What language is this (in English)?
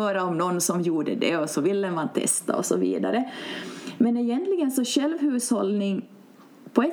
Swedish